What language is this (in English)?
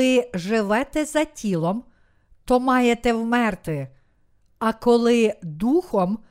Ukrainian